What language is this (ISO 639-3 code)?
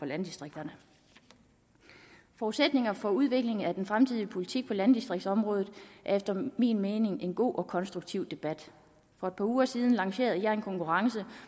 dan